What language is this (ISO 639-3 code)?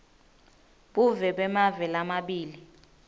ssw